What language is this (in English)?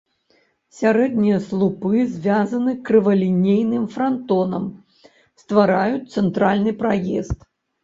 Belarusian